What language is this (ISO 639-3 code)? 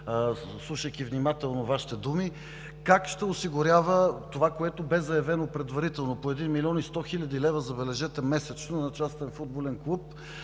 bul